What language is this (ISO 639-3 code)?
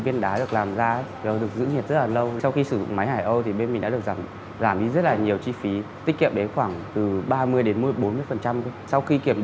vie